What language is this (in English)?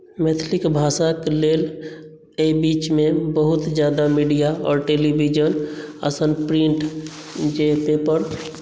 Maithili